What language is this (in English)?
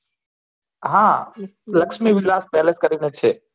Gujarati